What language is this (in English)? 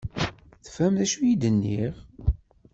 Kabyle